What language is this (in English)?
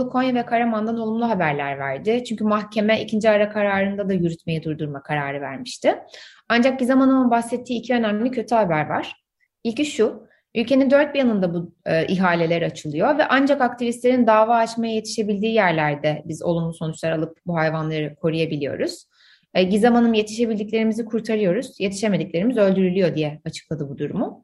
Turkish